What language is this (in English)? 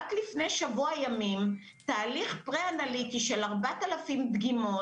Hebrew